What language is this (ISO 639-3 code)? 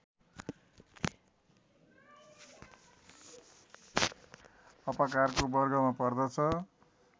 nep